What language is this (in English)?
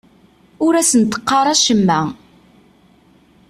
Kabyle